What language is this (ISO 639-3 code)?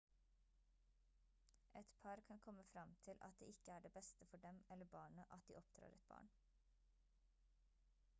nob